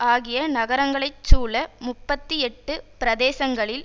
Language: Tamil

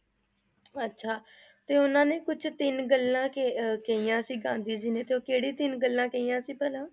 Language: Punjabi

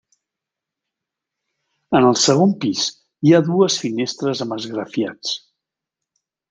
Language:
Catalan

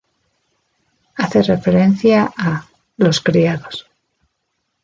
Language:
Spanish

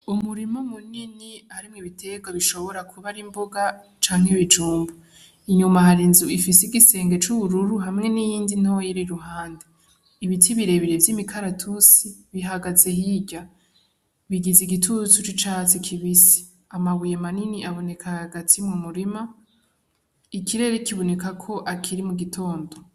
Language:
Rundi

